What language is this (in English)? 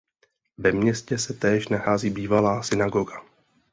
Czech